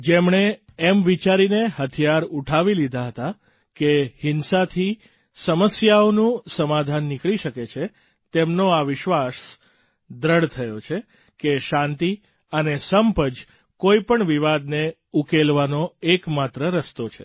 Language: Gujarati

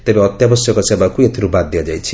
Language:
Odia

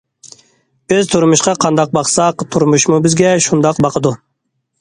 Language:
Uyghur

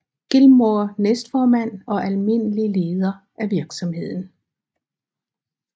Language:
Danish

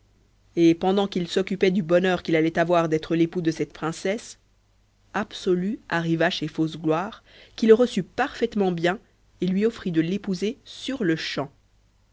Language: French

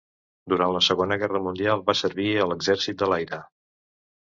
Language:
Catalan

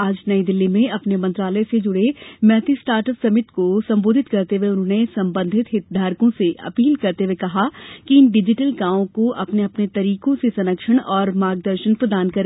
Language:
Hindi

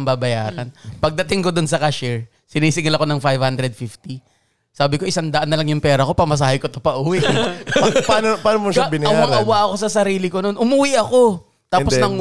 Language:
Filipino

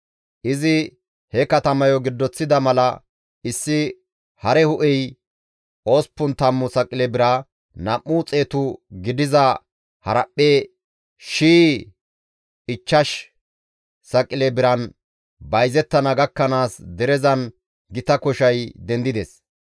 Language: Gamo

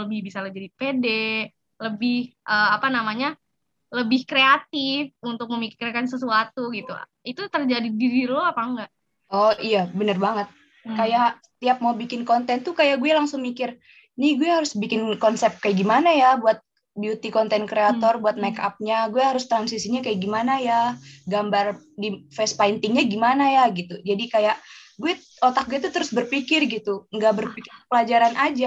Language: Indonesian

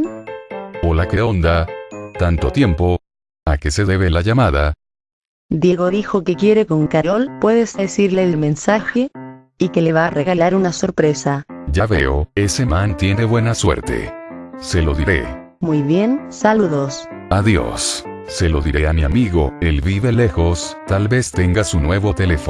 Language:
Spanish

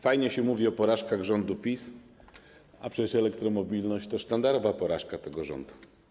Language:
Polish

